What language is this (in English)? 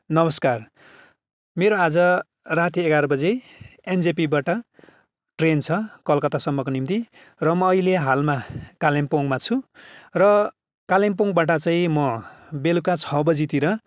Nepali